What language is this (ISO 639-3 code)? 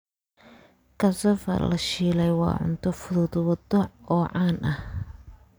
som